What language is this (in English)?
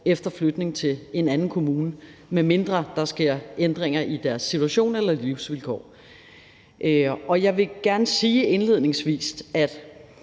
Danish